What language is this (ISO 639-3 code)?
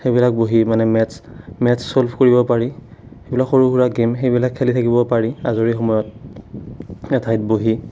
asm